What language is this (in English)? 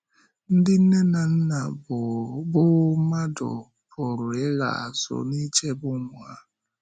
Igbo